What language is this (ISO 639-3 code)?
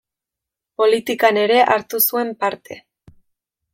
eus